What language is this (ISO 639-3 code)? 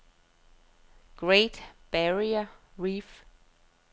dan